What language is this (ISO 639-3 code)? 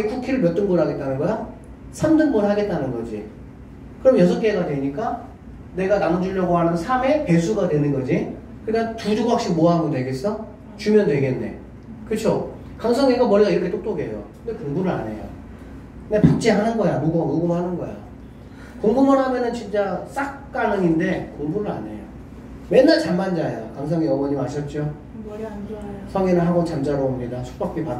kor